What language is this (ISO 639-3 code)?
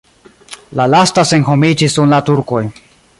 epo